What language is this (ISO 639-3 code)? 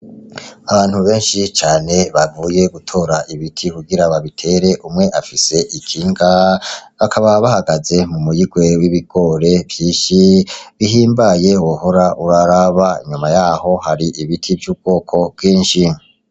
run